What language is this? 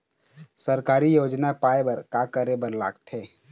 Chhattisgarhi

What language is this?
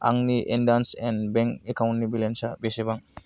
Bodo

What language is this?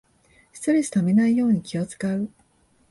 Japanese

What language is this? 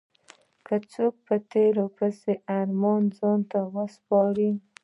Pashto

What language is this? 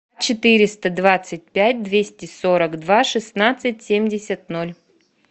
Russian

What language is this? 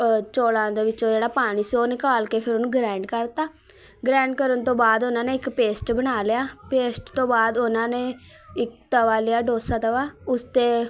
Punjabi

